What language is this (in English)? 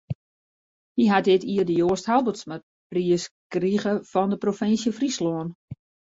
Western Frisian